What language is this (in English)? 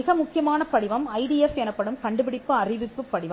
Tamil